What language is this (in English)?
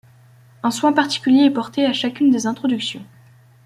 French